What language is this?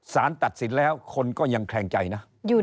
Thai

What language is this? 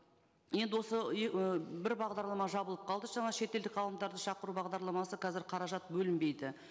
Kazakh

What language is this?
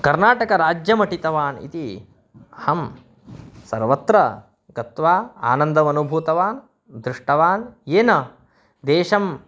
Sanskrit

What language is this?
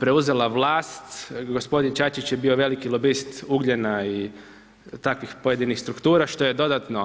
Croatian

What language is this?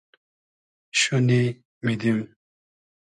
Hazaragi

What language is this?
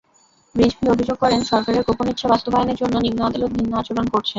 Bangla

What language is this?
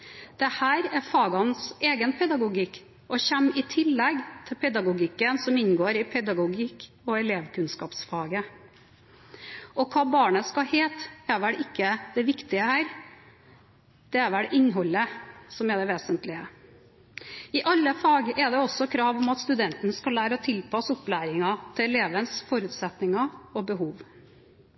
Norwegian Bokmål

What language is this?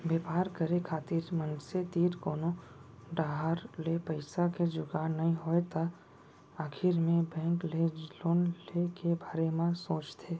Chhattisgarhi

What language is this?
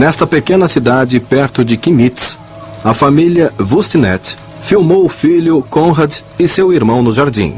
Portuguese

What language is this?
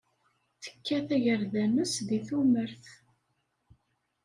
Kabyle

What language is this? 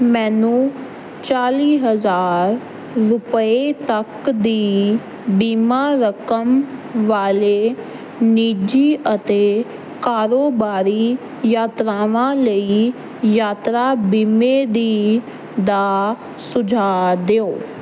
Punjabi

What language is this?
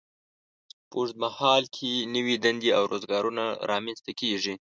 Pashto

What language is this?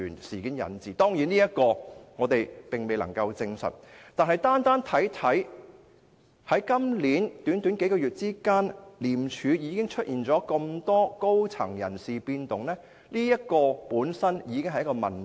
Cantonese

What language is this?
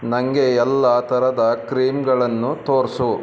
Kannada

